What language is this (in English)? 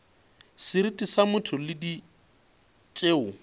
Northern Sotho